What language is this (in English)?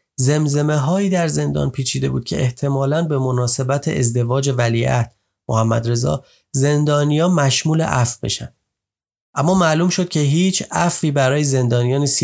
Persian